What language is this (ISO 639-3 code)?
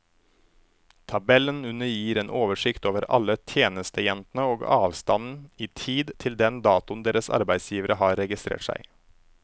nor